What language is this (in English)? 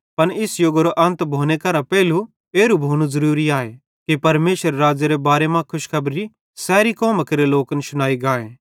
Bhadrawahi